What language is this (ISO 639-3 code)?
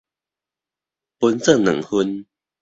nan